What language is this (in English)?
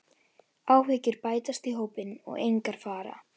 Icelandic